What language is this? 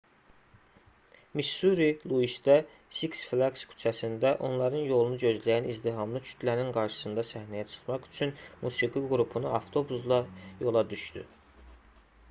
Azerbaijani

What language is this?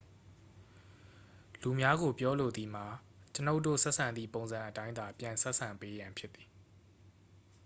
Burmese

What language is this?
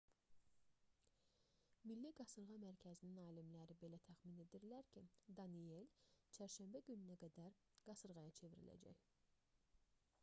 Azerbaijani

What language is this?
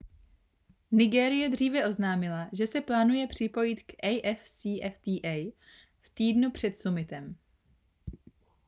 Czech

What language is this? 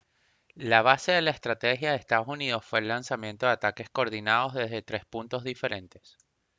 Spanish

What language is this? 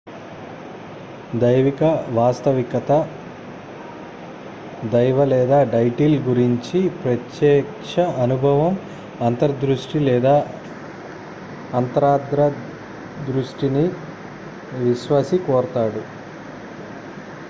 Telugu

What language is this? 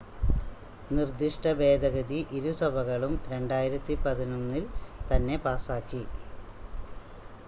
Malayalam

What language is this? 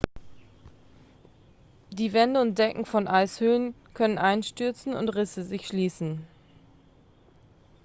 German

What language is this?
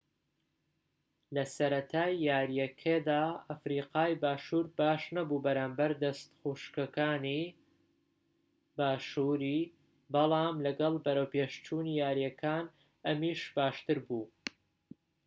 Central Kurdish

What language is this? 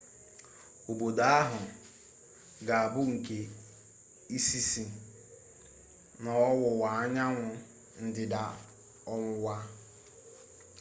Igbo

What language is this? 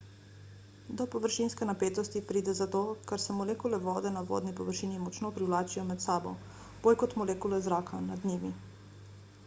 Slovenian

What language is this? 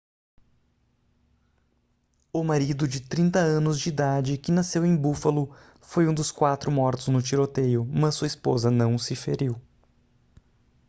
Portuguese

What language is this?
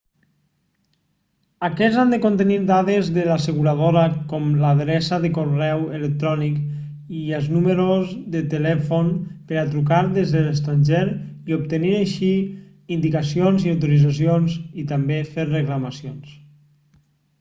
Catalan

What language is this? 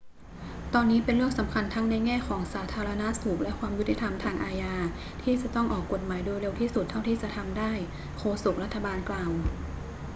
Thai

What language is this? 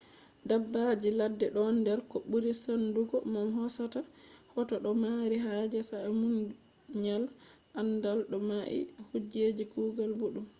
Fula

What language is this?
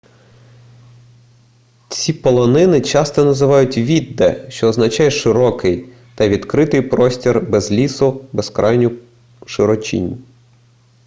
Ukrainian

